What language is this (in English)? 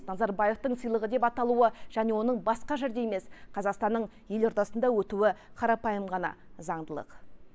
Kazakh